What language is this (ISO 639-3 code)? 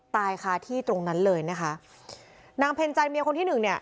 tha